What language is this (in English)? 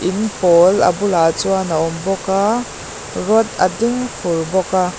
Mizo